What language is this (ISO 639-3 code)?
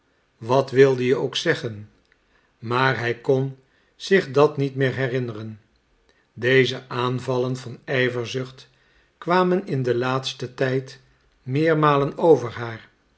nld